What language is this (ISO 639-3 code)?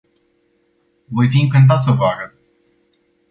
ron